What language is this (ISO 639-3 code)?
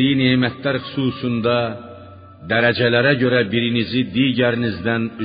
fas